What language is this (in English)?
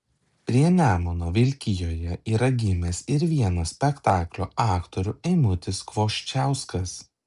Lithuanian